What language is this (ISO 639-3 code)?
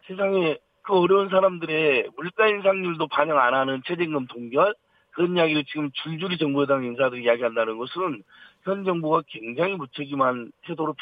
kor